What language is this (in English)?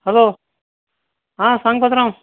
Konkani